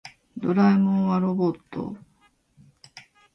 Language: Japanese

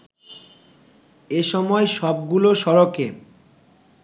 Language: Bangla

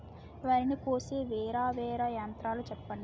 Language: Telugu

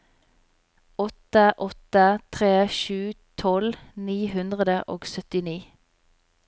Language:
Norwegian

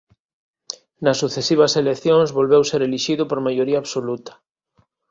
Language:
Galician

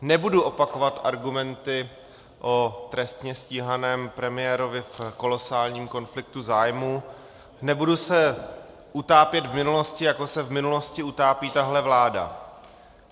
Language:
Czech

